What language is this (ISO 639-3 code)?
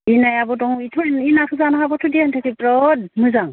brx